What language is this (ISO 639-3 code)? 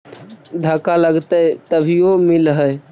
mag